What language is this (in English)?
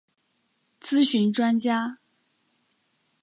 Chinese